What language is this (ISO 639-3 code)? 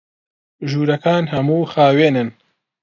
ckb